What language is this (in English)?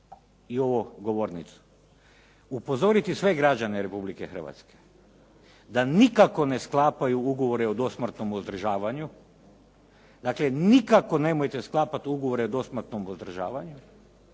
Croatian